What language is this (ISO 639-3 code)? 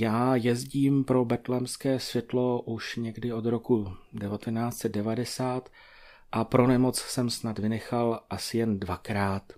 ces